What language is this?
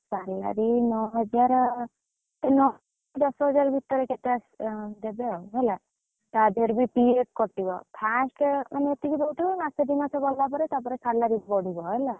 Odia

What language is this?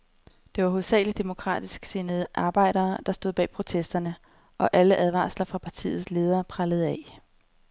Danish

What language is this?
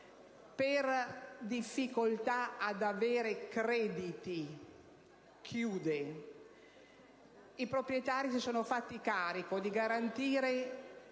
Italian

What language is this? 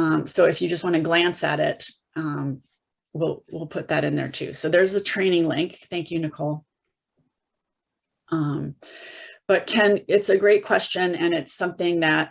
English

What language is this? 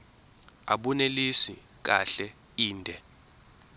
Zulu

